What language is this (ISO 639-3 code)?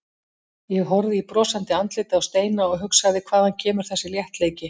isl